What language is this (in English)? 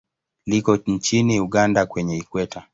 Swahili